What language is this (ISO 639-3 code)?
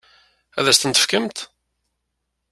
kab